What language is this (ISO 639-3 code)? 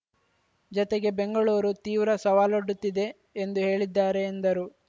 kan